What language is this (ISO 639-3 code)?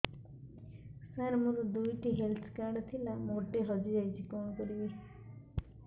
ori